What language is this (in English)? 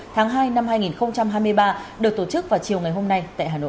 Vietnamese